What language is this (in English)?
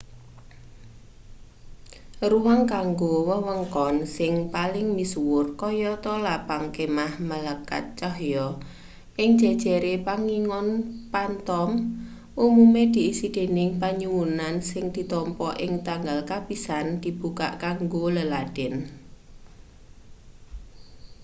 Javanese